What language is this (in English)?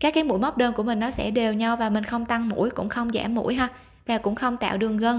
Vietnamese